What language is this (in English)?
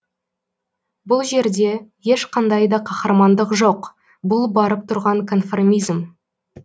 Kazakh